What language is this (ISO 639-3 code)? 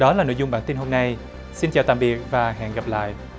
vie